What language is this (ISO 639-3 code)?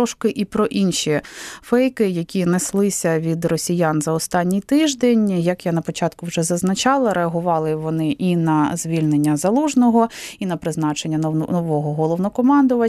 ukr